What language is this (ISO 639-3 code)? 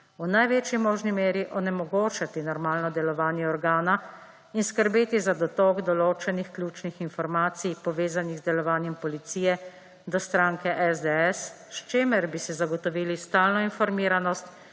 slv